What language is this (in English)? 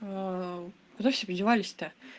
Russian